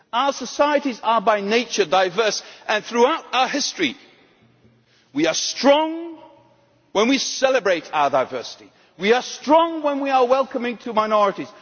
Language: English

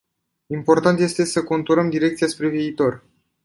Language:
Romanian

